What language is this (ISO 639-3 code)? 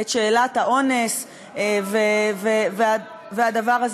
heb